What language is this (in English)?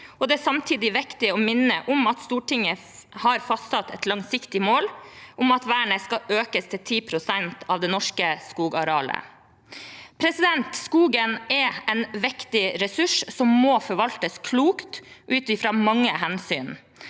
Norwegian